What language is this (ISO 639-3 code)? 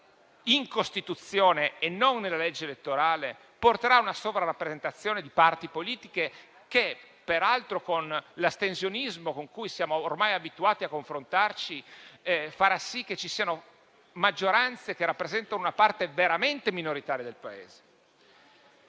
ita